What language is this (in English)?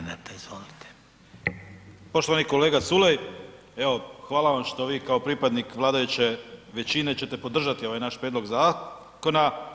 Croatian